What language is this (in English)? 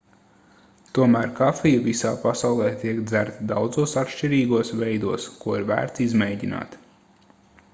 Latvian